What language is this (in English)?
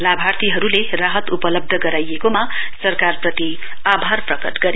Nepali